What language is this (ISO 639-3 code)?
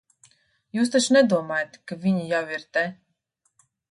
lav